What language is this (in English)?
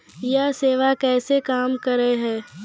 Maithili